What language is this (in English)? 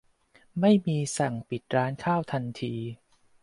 Thai